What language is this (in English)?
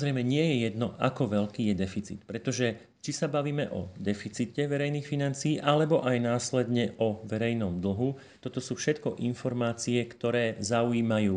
Slovak